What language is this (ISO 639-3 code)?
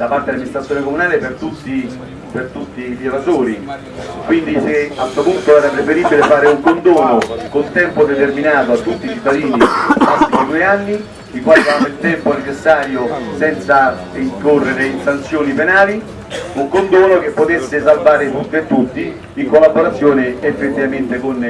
ita